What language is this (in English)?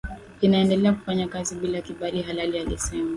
Swahili